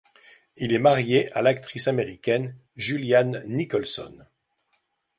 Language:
French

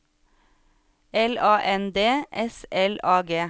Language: Norwegian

